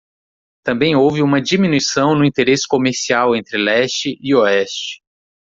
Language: Portuguese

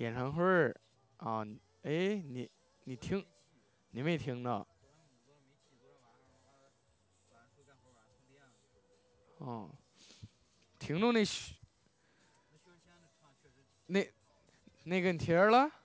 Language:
Chinese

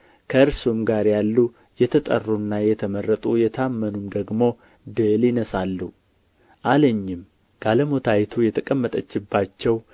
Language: Amharic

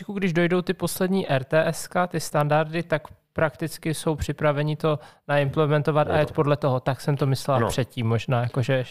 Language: Czech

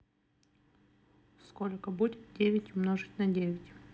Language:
Russian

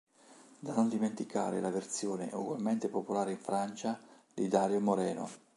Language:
Italian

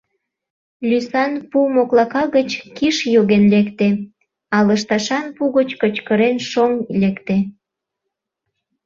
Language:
Mari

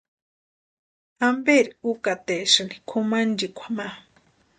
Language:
Western Highland Purepecha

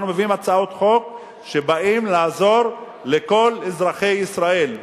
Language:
Hebrew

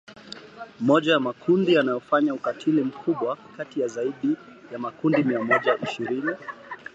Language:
Swahili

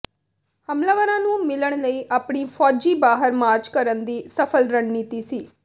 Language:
Punjabi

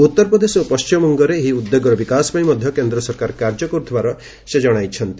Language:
Odia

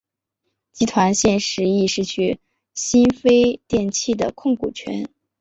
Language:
Chinese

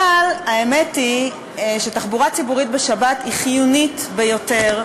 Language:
Hebrew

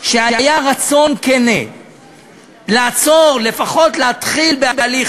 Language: Hebrew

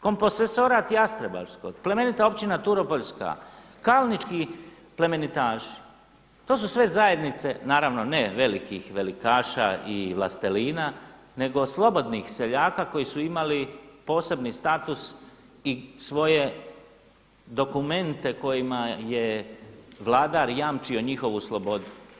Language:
Croatian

